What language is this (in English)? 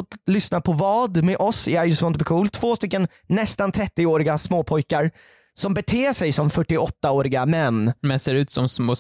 Swedish